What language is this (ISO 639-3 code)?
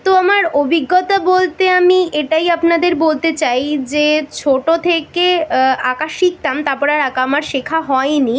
ben